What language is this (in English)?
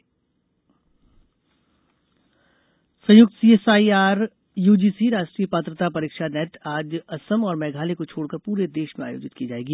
Hindi